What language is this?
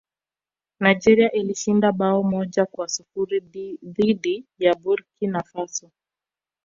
Swahili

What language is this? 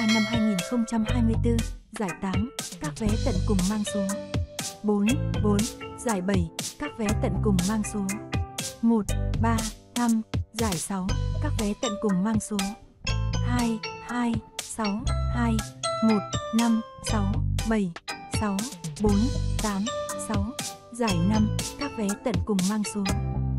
Vietnamese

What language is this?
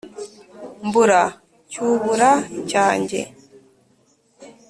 Kinyarwanda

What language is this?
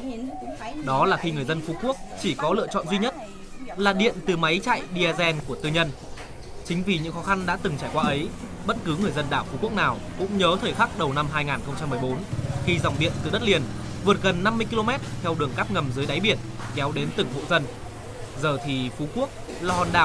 Vietnamese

